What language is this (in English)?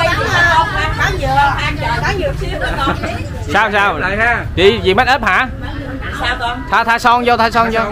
Vietnamese